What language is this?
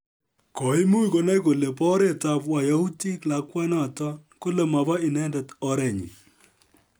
Kalenjin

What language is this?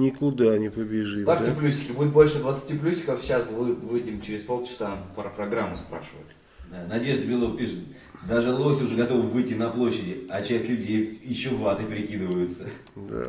Russian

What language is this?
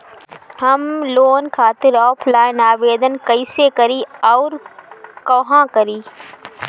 Bhojpuri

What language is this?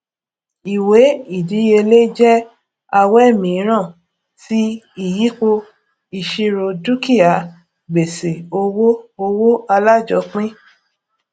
Yoruba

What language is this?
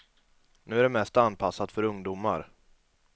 Swedish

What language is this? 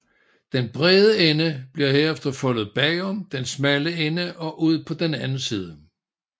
Danish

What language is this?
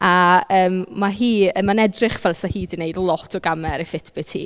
Welsh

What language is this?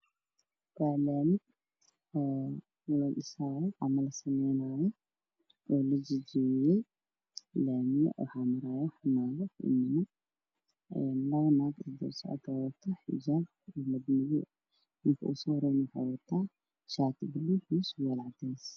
Somali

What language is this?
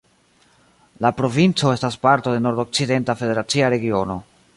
Esperanto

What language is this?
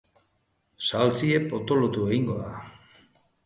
Basque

